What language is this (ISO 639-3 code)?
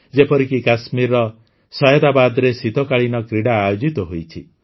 ori